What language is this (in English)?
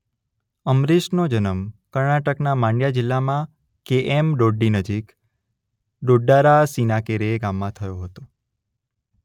Gujarati